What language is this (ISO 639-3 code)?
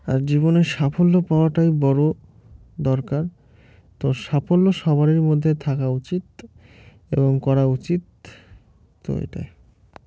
ben